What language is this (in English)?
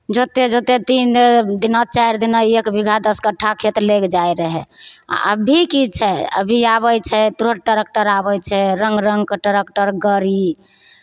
Maithili